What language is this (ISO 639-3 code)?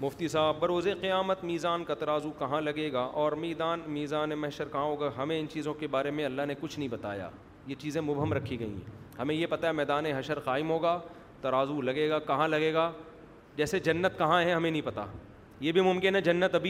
urd